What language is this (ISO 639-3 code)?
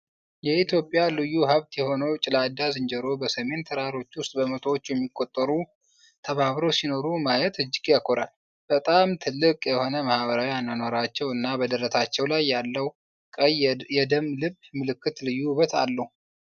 amh